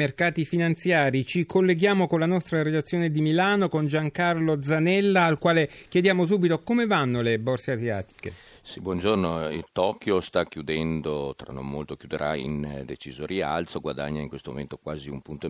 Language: Italian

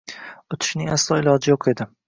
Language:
Uzbek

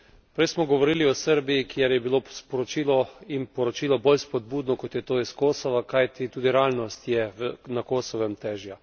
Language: Slovenian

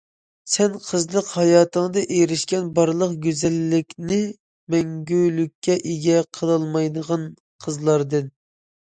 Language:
Uyghur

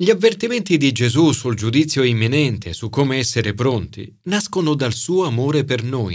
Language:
Italian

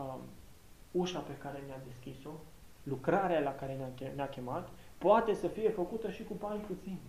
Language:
Romanian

